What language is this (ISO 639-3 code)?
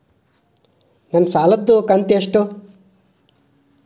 kan